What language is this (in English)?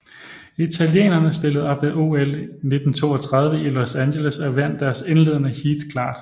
Danish